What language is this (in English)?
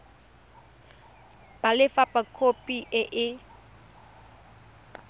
Tswana